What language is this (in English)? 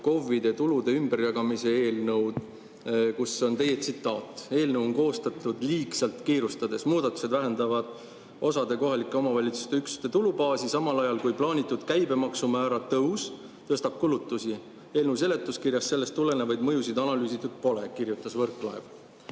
Estonian